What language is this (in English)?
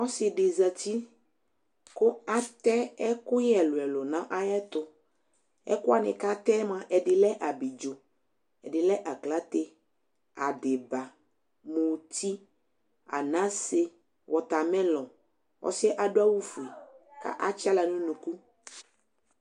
Ikposo